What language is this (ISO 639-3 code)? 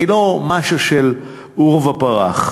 heb